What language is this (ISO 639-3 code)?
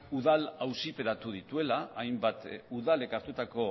eus